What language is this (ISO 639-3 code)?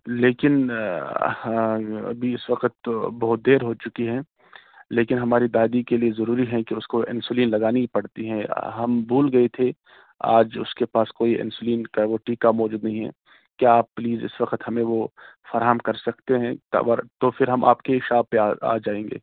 urd